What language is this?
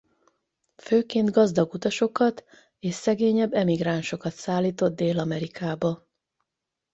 Hungarian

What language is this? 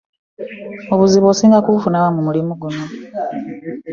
Ganda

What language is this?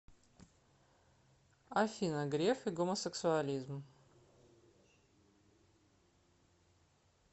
Russian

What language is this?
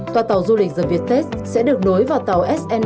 Vietnamese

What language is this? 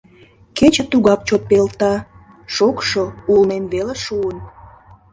Mari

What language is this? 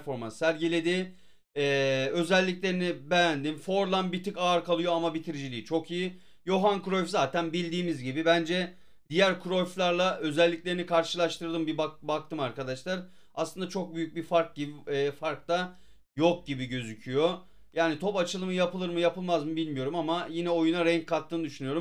Turkish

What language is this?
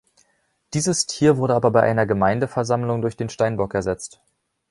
German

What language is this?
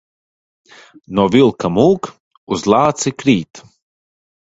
Latvian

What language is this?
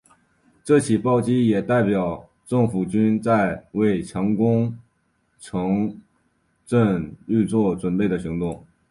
Chinese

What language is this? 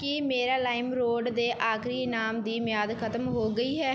Punjabi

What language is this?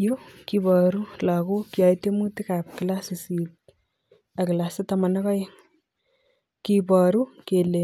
Kalenjin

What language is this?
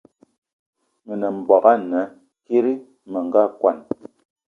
Eton (Cameroon)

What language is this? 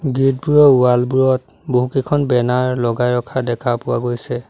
Assamese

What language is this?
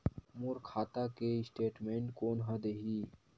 Chhattisgarhi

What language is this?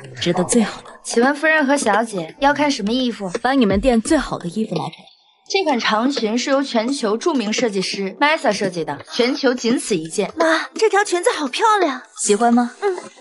Chinese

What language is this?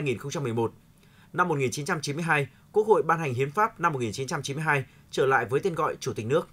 Vietnamese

